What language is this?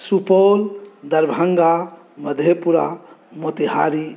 Maithili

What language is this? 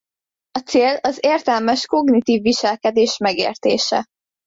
Hungarian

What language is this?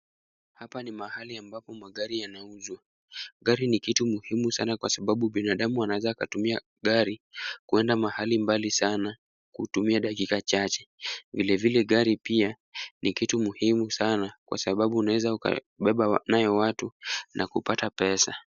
Swahili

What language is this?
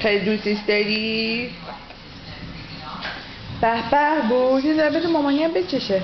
Portuguese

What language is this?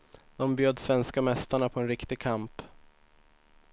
Swedish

